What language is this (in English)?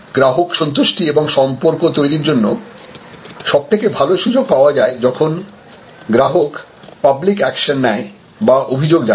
Bangla